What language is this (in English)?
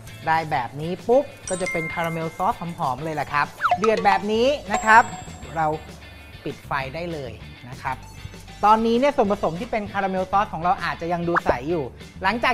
Thai